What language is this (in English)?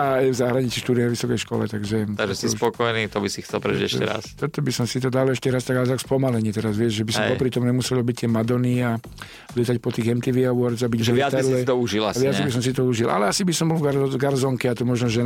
Slovak